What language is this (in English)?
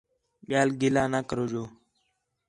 Khetrani